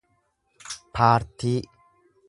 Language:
Oromo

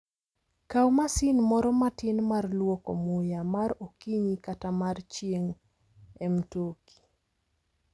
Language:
Luo (Kenya and Tanzania)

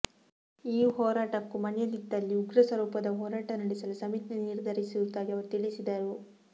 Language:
Kannada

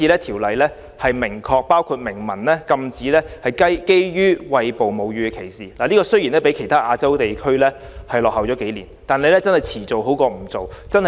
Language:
Cantonese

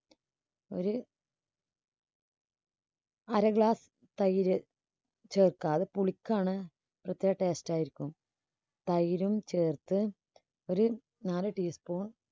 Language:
Malayalam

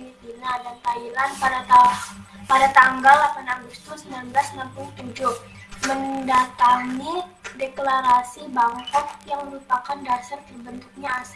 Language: Indonesian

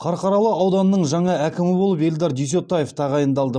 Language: Kazakh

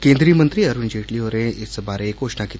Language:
Dogri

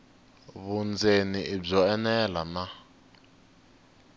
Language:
Tsonga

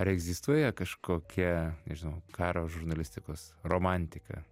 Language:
Lithuanian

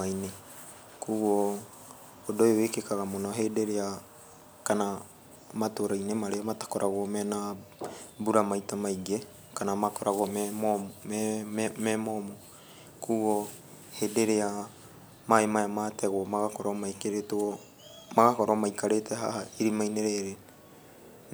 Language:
Kikuyu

